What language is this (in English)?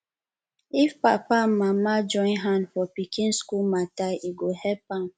Nigerian Pidgin